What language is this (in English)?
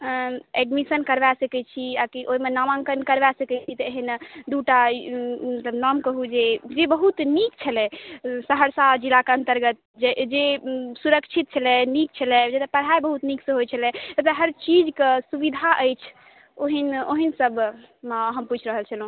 Maithili